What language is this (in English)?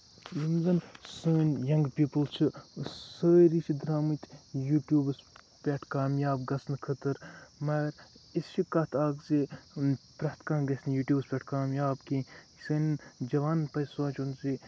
Kashmiri